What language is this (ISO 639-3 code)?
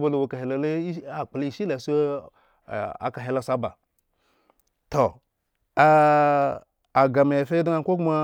ego